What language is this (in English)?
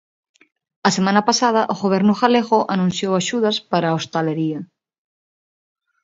Galician